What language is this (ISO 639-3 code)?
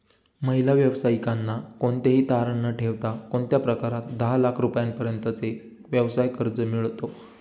mar